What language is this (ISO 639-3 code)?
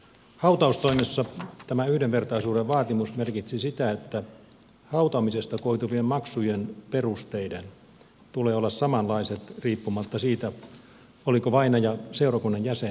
fin